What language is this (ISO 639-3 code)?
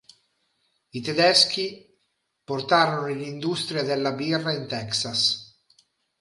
ita